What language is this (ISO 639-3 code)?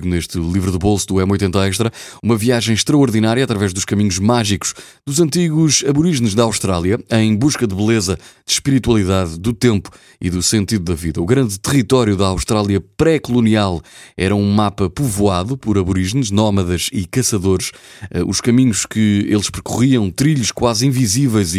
por